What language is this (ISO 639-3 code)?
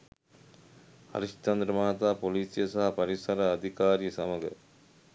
sin